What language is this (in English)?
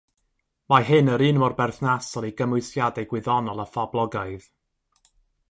Welsh